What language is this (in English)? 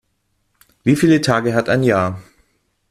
German